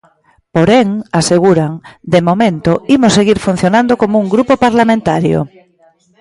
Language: Galician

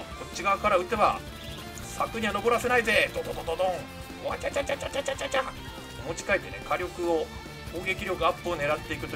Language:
Japanese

